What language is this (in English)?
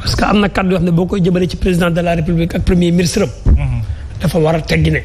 French